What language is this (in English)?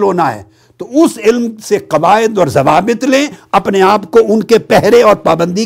Urdu